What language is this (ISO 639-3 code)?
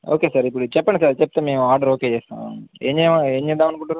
tel